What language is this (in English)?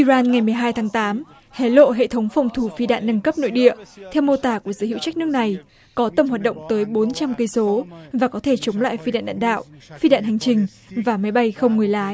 Vietnamese